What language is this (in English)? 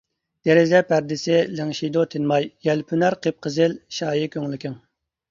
Uyghur